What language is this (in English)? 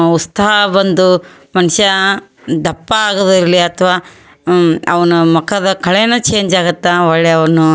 Kannada